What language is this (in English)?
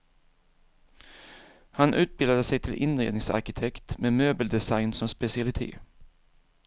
Swedish